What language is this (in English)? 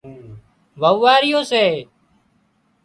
Wadiyara Koli